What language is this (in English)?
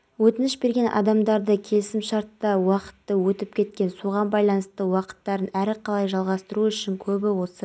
Kazakh